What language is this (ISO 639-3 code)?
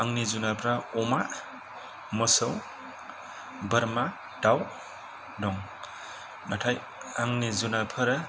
brx